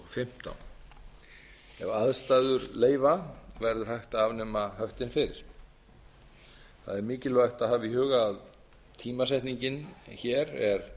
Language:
Icelandic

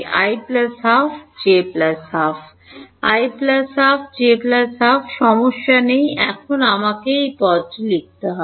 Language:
Bangla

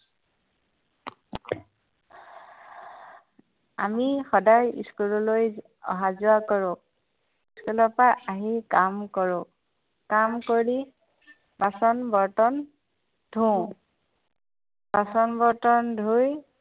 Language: Assamese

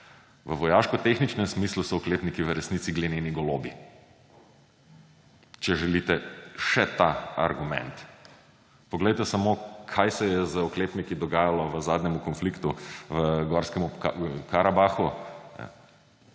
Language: Slovenian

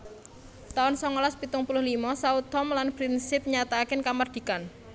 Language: Javanese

